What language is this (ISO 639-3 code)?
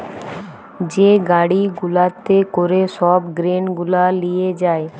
ben